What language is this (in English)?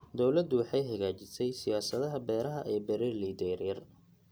Somali